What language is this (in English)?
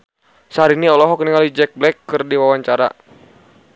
Sundanese